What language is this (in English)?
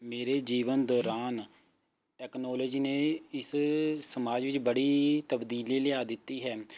Punjabi